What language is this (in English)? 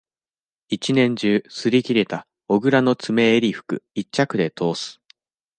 Japanese